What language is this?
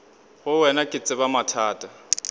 Northern Sotho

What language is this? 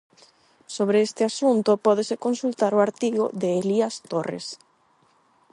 Galician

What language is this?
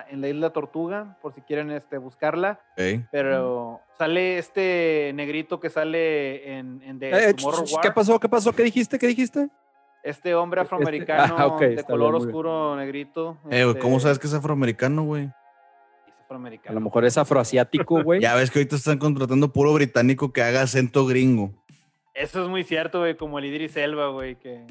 Spanish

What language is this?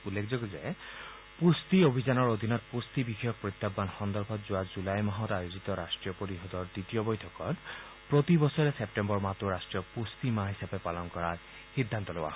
Assamese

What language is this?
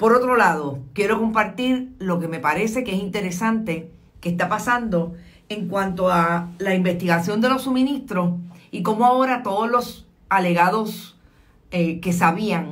Spanish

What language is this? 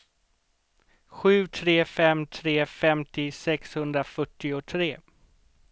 Swedish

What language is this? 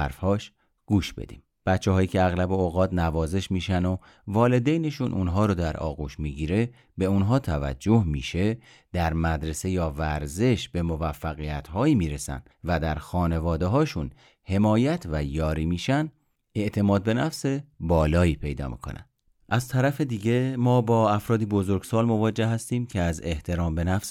Persian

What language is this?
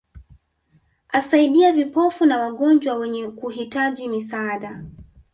Swahili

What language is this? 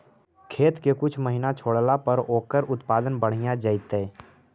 Magahi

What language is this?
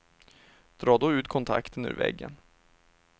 Swedish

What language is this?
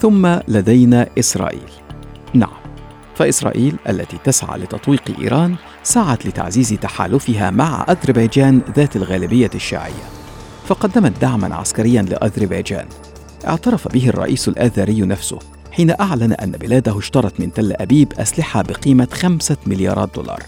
Arabic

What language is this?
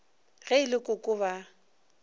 Northern Sotho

